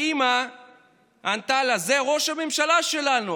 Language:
Hebrew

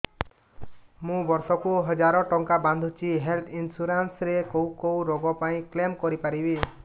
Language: Odia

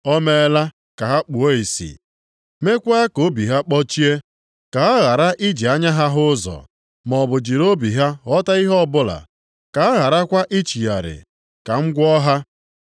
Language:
Igbo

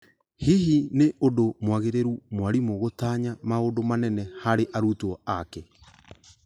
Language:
Kikuyu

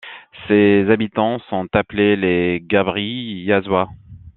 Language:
French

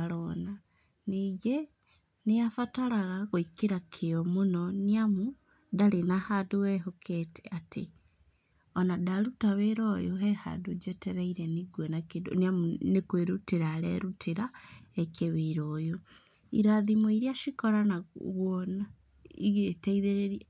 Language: Kikuyu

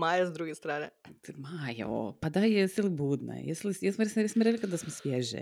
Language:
Croatian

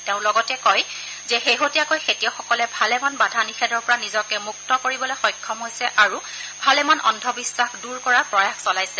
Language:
Assamese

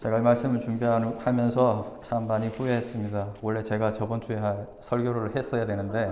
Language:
Korean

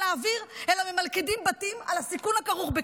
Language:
Hebrew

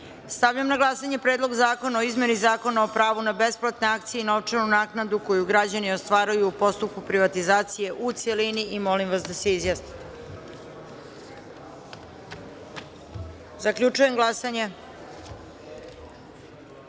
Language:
Serbian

